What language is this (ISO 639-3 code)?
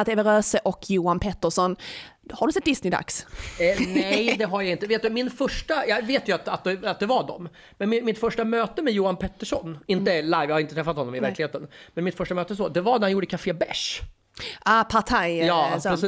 swe